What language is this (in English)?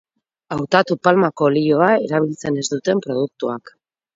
Basque